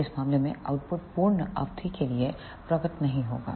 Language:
Hindi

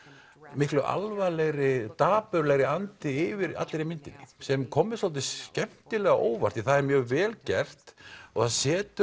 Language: Icelandic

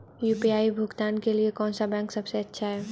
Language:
Hindi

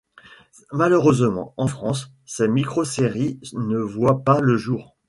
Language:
French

